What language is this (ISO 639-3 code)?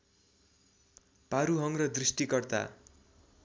nep